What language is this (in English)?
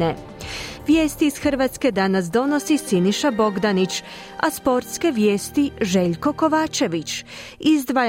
Croatian